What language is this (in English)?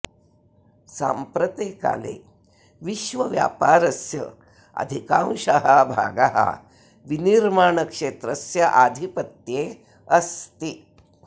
Sanskrit